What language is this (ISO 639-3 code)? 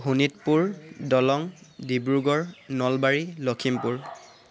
asm